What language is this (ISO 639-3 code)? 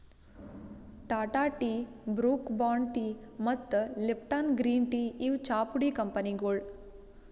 kan